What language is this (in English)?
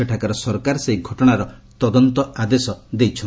Odia